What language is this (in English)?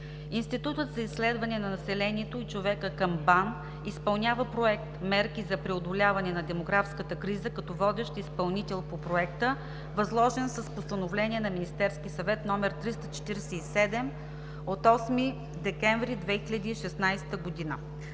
Bulgarian